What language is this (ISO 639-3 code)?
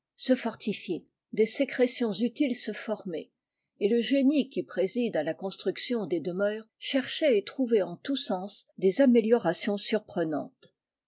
fra